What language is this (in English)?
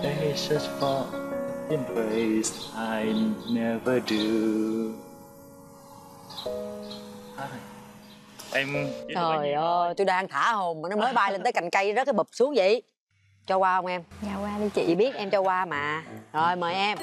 Vietnamese